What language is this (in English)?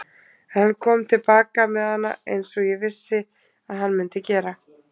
Icelandic